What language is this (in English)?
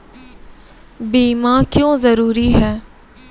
Maithili